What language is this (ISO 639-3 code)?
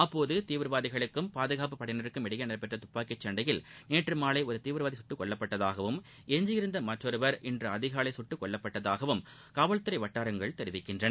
tam